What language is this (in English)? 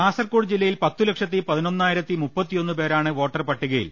Malayalam